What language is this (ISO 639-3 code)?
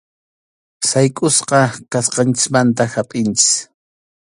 qxu